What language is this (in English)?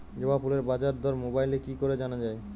Bangla